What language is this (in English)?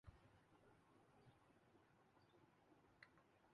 Urdu